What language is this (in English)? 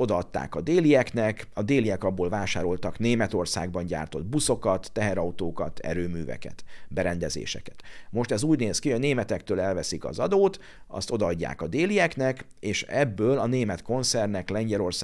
Hungarian